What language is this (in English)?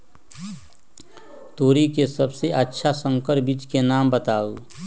Magahi